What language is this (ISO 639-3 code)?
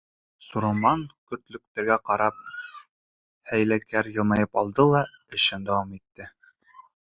bak